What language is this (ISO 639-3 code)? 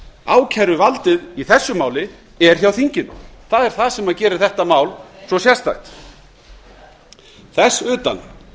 isl